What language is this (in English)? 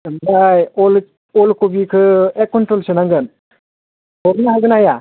Bodo